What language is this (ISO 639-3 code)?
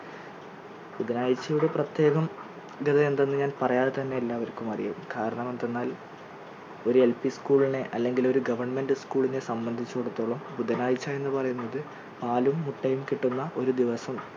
mal